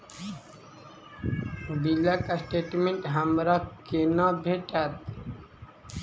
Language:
Maithili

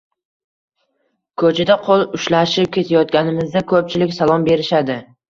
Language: Uzbek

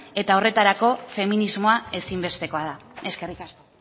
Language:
Basque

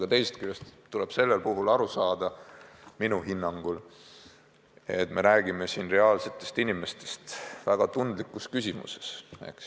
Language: Estonian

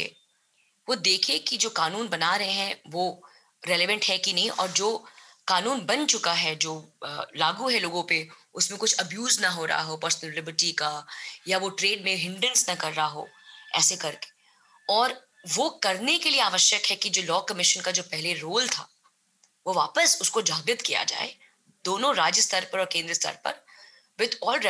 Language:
Hindi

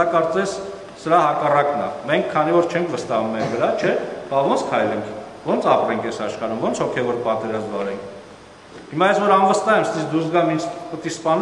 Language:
Romanian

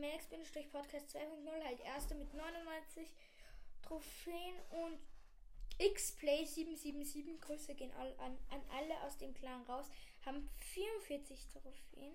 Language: German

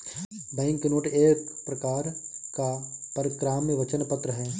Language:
Hindi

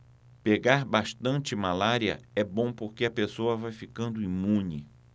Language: Portuguese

